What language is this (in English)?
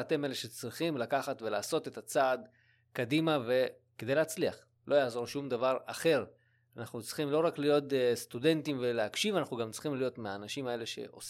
Hebrew